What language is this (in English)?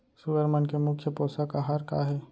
Chhattisgarhi